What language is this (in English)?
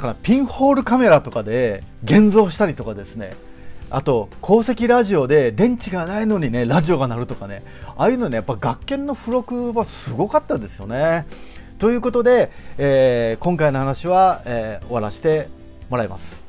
Japanese